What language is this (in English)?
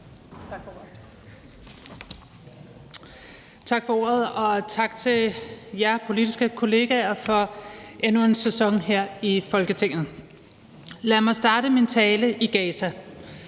Danish